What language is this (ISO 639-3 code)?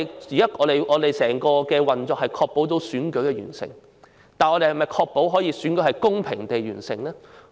yue